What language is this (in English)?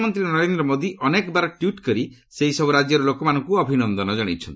Odia